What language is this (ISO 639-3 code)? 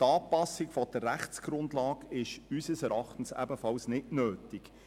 gsw